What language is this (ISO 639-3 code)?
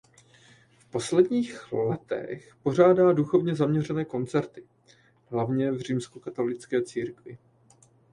ces